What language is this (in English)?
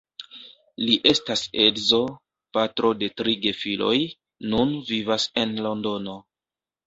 Esperanto